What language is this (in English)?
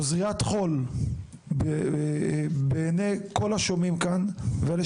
Hebrew